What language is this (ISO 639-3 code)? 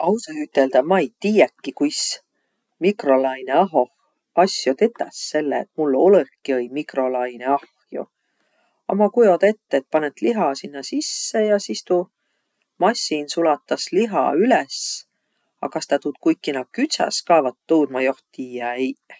vro